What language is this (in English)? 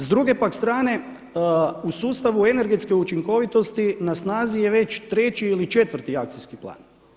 Croatian